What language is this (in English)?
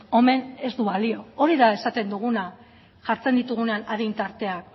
Basque